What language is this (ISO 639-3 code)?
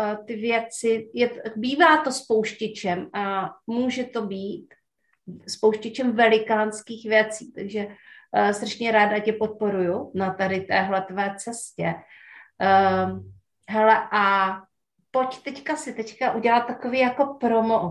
ces